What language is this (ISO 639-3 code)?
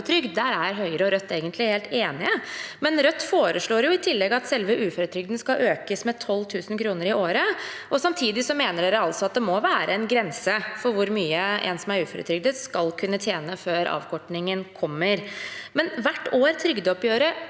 nor